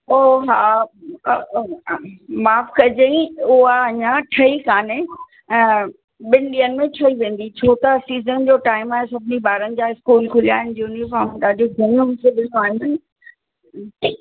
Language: Sindhi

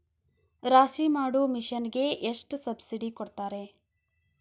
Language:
Kannada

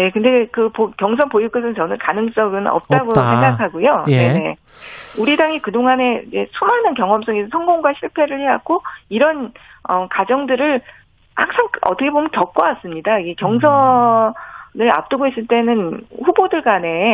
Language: Korean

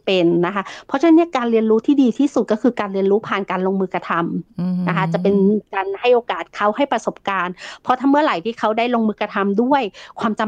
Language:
Thai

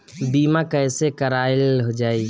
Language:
Bhojpuri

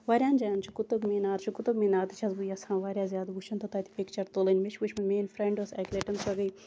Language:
Kashmiri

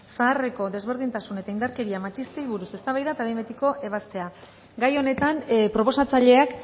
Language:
Basque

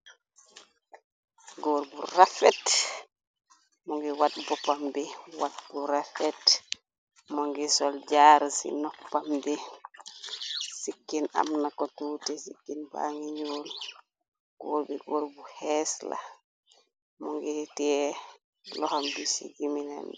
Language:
Wolof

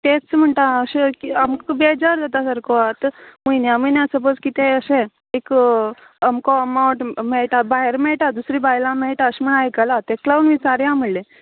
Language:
Konkani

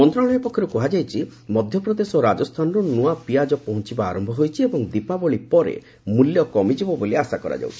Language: Odia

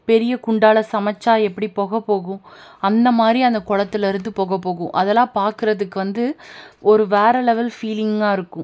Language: Tamil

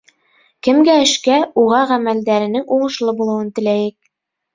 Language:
Bashkir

